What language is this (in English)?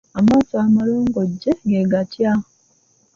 Ganda